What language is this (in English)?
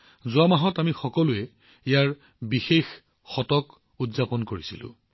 Assamese